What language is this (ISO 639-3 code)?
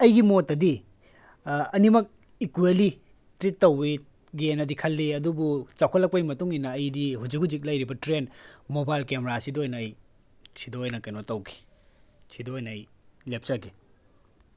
mni